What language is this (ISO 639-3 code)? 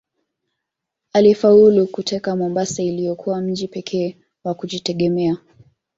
swa